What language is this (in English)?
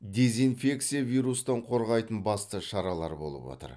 Kazakh